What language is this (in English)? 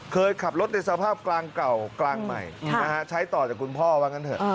Thai